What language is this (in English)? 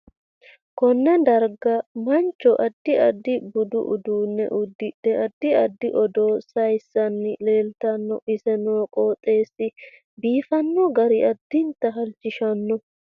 Sidamo